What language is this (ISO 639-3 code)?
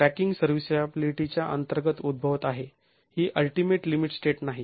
mar